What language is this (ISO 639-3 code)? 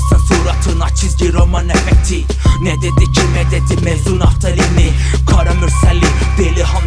tur